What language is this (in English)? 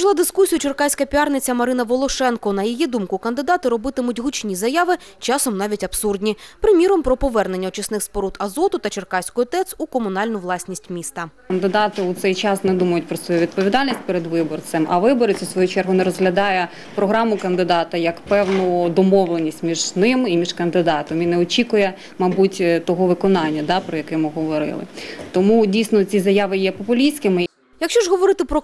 Ukrainian